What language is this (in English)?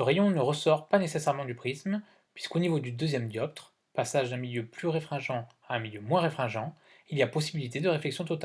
French